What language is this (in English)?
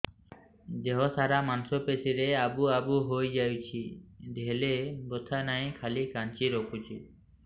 Odia